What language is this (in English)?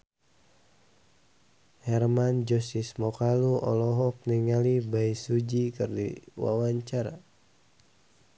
Sundanese